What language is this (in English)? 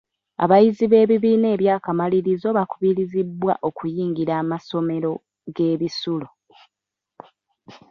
Ganda